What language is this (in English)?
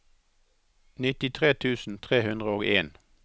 Norwegian